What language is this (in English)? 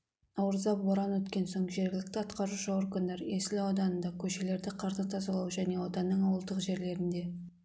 Kazakh